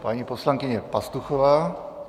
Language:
Czech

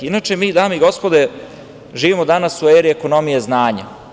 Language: Serbian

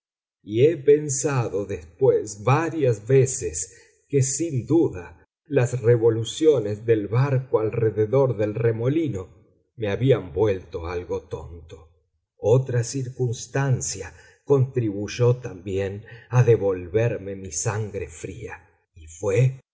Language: Spanish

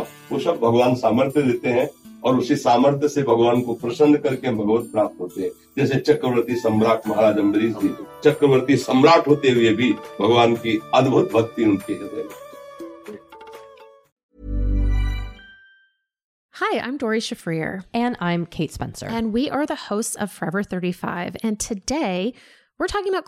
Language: Hindi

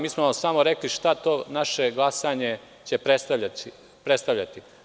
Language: Serbian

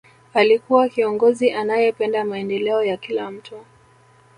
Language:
Swahili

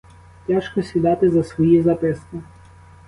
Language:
Ukrainian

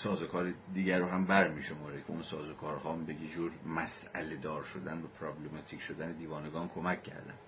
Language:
Persian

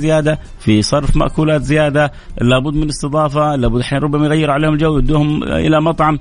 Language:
Arabic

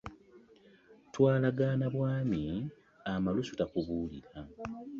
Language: Ganda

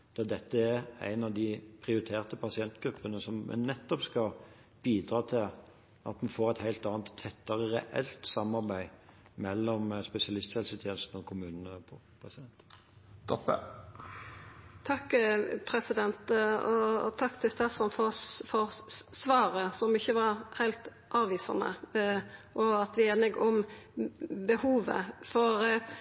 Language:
Norwegian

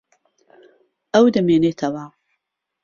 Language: Central Kurdish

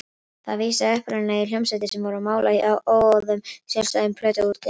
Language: Icelandic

